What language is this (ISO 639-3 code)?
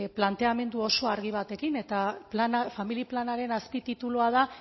eus